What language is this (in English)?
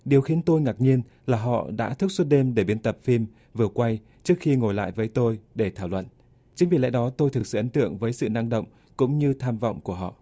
Vietnamese